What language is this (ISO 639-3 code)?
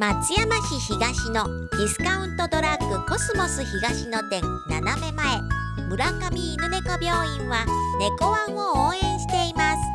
jpn